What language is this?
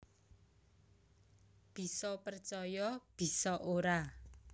Javanese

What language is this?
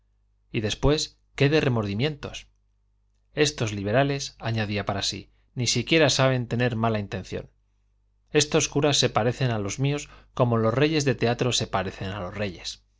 Spanish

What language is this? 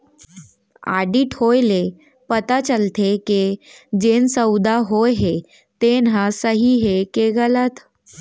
Chhattisgarhi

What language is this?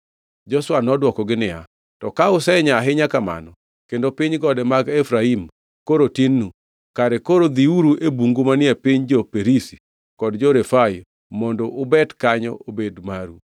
Luo (Kenya and Tanzania)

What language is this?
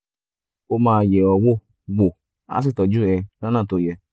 Yoruba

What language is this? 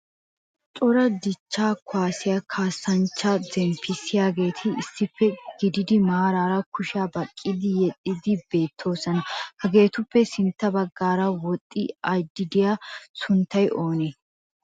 Wolaytta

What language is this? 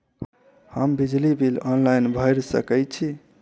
Maithili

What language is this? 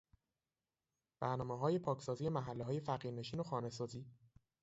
Persian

